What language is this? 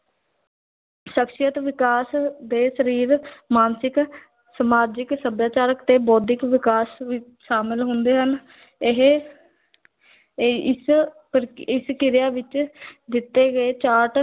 Punjabi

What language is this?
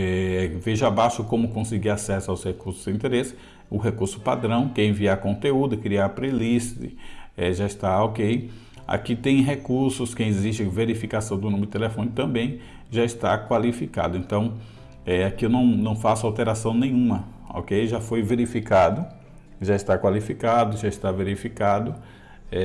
Portuguese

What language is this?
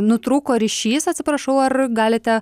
Lithuanian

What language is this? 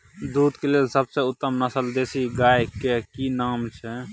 Maithili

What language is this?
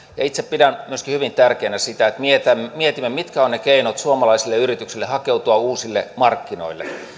Finnish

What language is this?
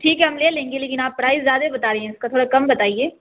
Urdu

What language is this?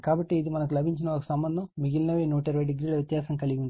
Telugu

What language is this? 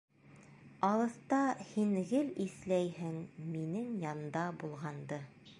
Bashkir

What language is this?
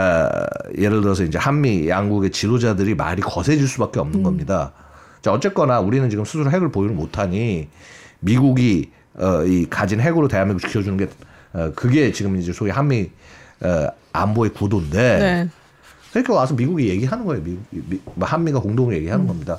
Korean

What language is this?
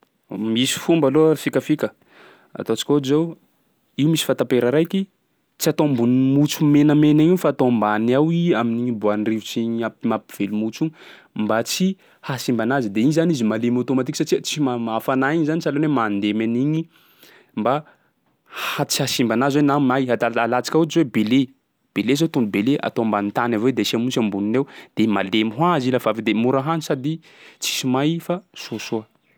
Sakalava Malagasy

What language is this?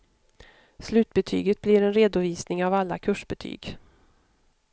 Swedish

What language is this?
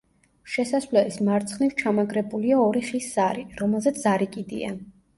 Georgian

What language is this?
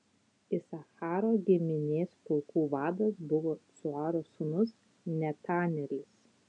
Lithuanian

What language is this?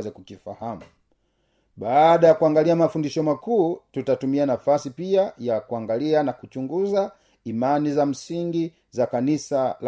Swahili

